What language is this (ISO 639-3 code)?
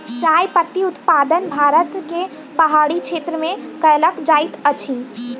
mai